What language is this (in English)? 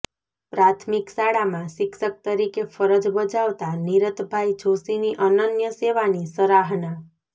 Gujarati